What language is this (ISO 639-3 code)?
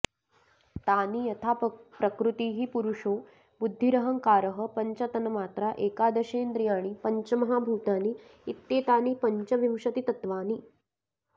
san